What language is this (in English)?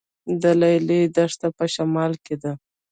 Pashto